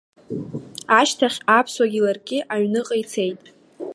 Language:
Abkhazian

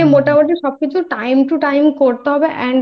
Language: Bangla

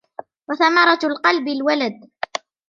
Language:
Arabic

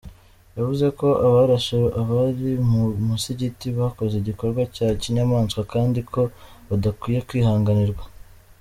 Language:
Kinyarwanda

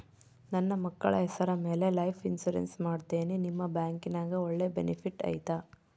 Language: Kannada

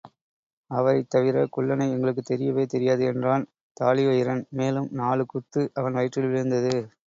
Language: Tamil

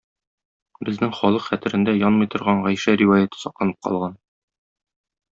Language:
Tatar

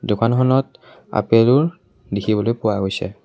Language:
Assamese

